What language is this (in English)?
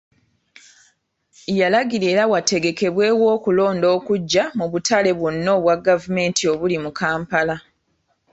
Ganda